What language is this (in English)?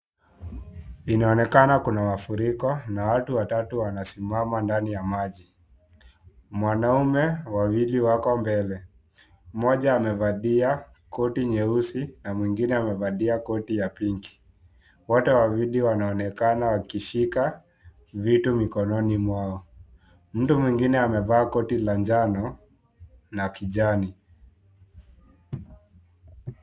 Swahili